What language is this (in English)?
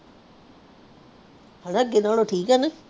Punjabi